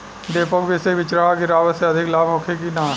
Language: Bhojpuri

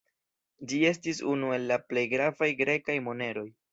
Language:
Esperanto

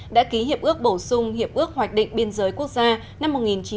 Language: Vietnamese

